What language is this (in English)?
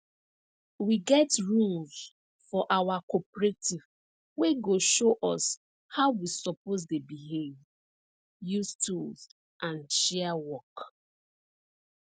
Nigerian Pidgin